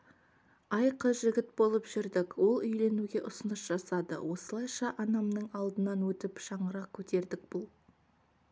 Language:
Kazakh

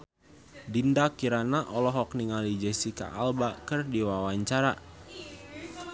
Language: Sundanese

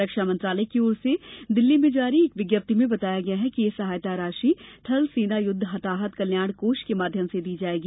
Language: Hindi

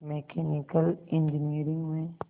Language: Hindi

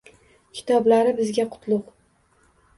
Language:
Uzbek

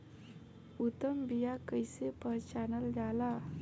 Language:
Bhojpuri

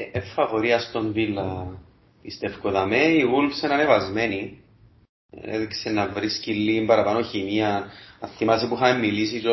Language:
Greek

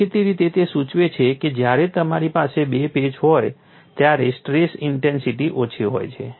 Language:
Gujarati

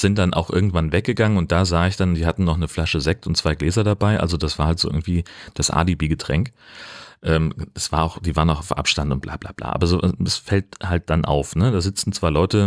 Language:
German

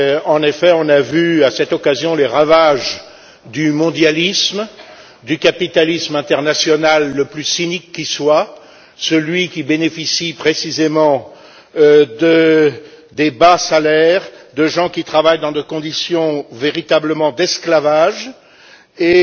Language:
French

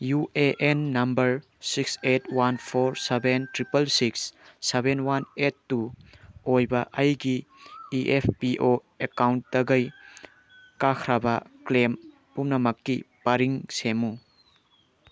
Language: Manipuri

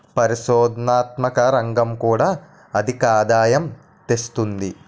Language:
Telugu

